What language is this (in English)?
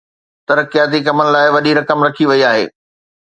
Sindhi